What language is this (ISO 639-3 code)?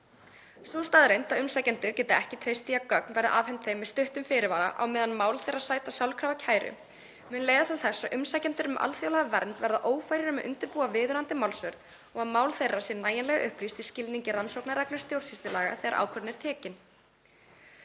isl